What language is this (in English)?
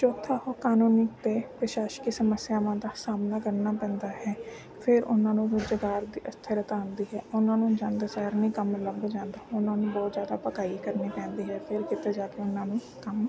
Punjabi